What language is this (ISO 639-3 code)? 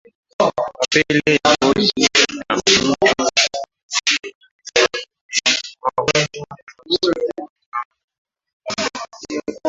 swa